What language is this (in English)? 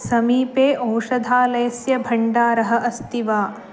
Sanskrit